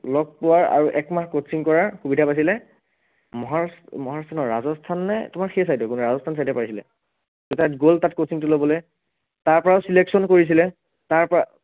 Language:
Assamese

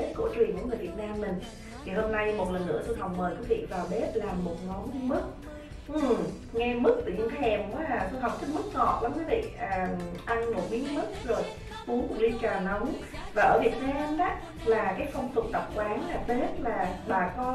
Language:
Vietnamese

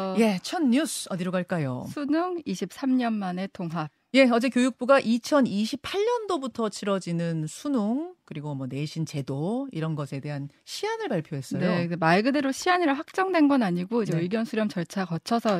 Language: Korean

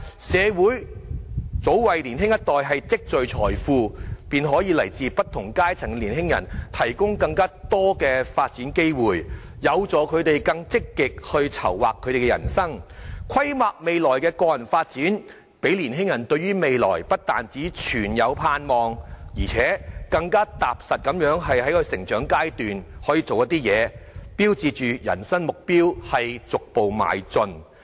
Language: Cantonese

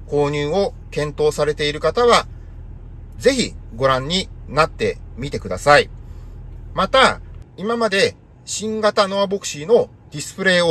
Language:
Japanese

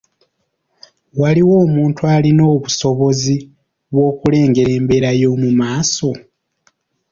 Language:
Ganda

